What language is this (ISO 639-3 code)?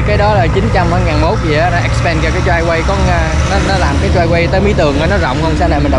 vie